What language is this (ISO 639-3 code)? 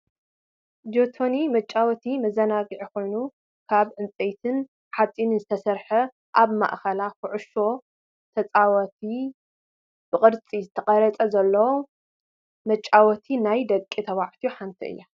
tir